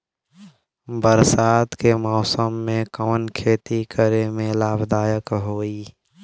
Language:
Bhojpuri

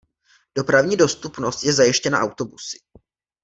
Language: Czech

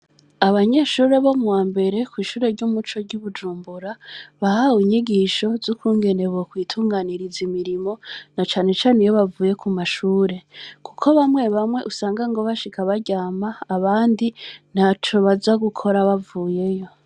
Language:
Rundi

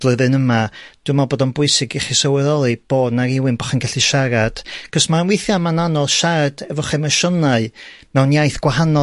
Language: Welsh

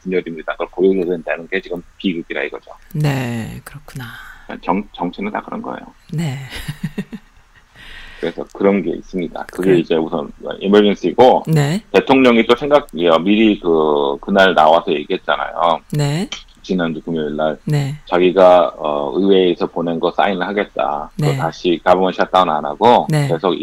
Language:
Korean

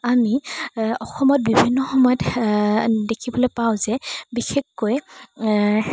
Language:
Assamese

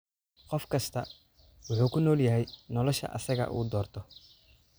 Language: Somali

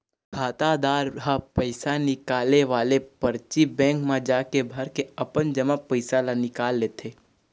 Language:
Chhattisgarhi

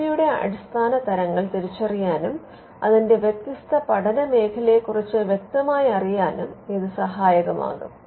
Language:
Malayalam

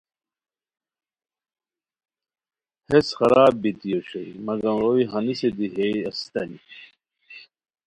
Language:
Khowar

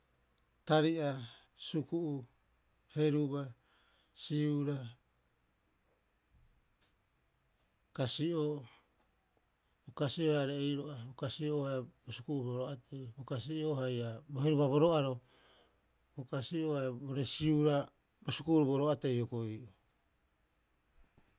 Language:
Rapoisi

